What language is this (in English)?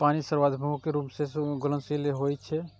Maithili